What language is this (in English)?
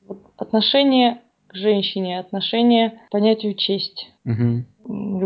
Russian